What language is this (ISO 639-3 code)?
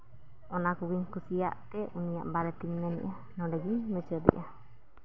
sat